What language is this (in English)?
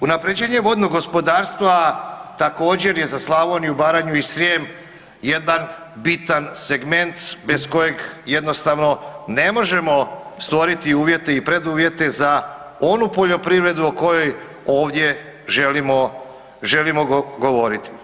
Croatian